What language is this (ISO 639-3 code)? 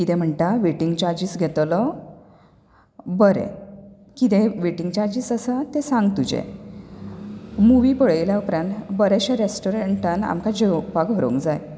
kok